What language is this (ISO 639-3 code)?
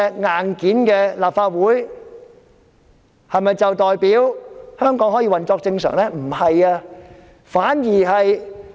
yue